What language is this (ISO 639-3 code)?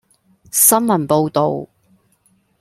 zho